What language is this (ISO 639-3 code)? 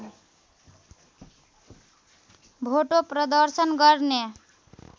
nep